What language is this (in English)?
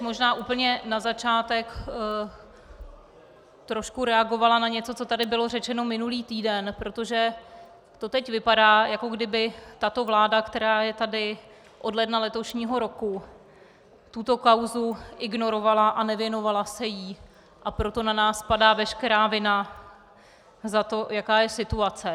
Czech